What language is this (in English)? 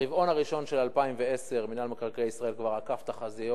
Hebrew